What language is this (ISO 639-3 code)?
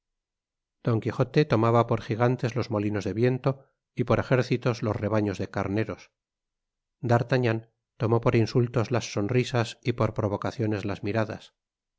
spa